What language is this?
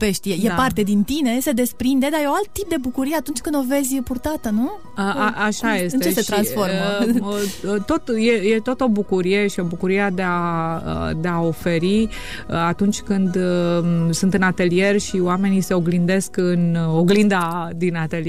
Romanian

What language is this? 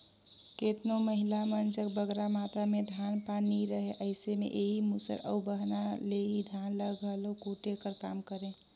Chhattisgarhi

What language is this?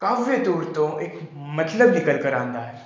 Punjabi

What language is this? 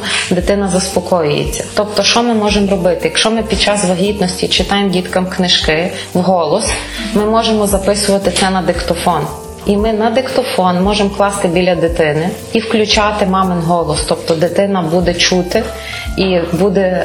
Ukrainian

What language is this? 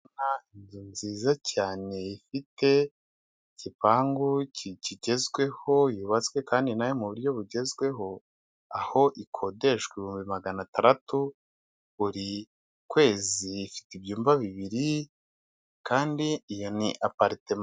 Kinyarwanda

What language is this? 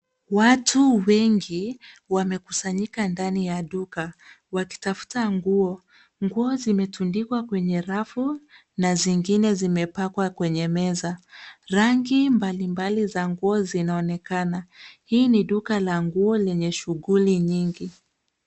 Swahili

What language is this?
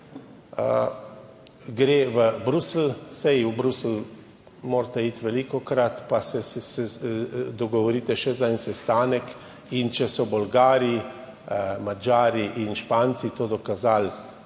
Slovenian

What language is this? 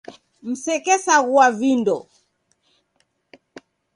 Taita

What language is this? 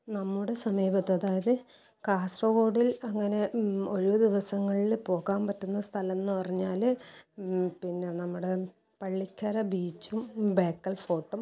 Malayalam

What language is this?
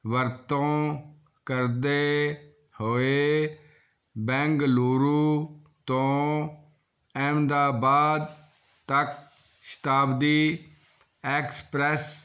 Punjabi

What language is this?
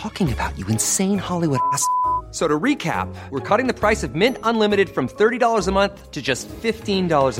Swedish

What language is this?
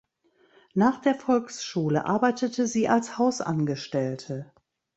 German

